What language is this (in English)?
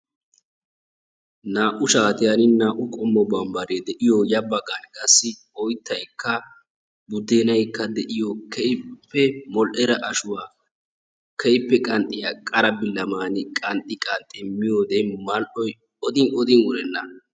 Wolaytta